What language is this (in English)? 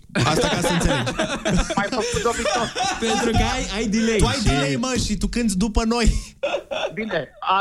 Romanian